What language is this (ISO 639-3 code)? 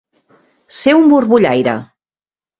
cat